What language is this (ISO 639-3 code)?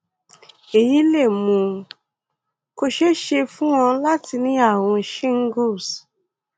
yor